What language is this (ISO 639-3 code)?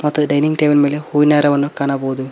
kan